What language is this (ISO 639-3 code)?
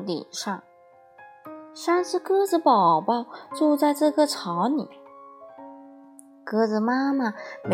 zho